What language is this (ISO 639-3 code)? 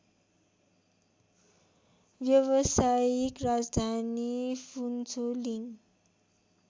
nep